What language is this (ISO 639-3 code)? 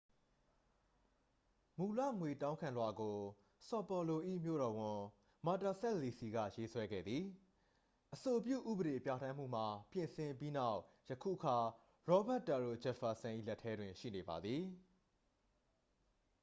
mya